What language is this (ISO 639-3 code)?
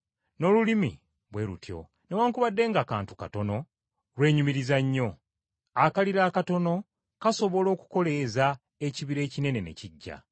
lug